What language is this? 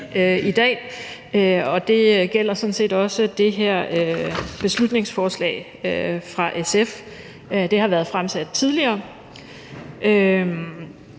Danish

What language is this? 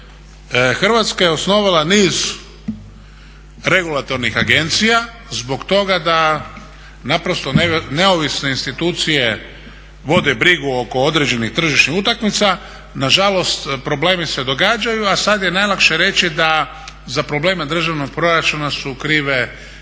Croatian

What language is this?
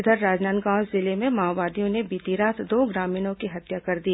Hindi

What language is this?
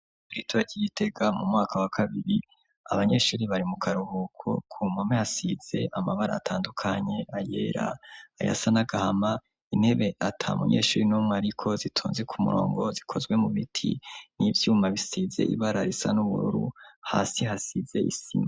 Rundi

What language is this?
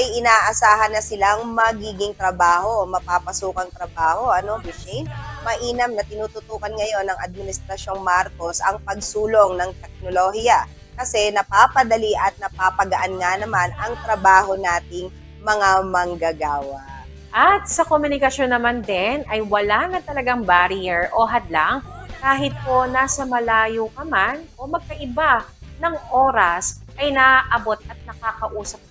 Filipino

